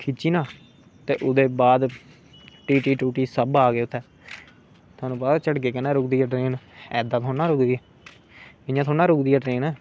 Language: Dogri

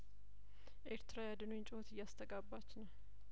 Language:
Amharic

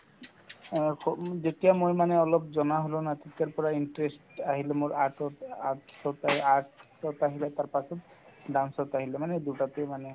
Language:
Assamese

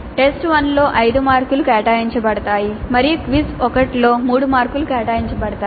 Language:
Telugu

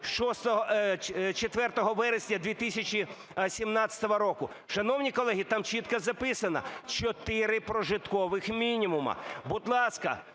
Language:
Ukrainian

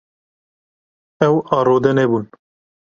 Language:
Kurdish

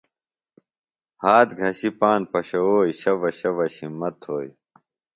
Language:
Phalura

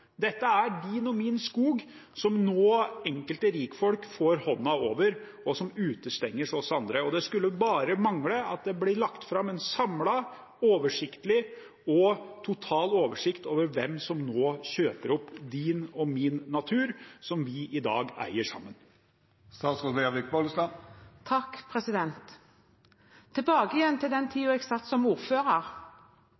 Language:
Norwegian Bokmål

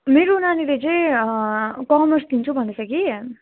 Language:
Nepali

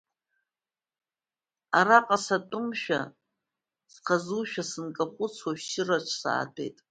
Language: Abkhazian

